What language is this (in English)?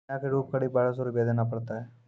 Maithili